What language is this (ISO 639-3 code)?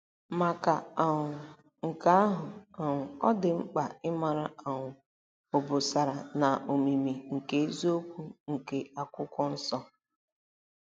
ibo